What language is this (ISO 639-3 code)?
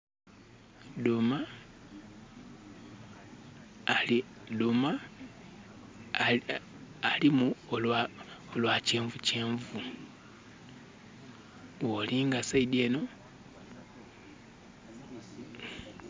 xog